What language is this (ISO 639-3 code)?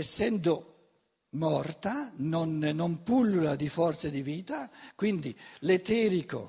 ita